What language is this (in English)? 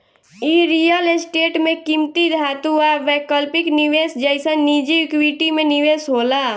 Bhojpuri